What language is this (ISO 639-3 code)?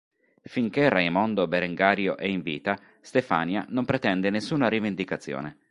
ita